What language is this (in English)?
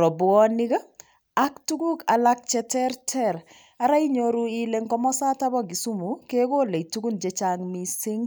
Kalenjin